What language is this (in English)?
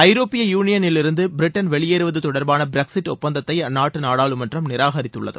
Tamil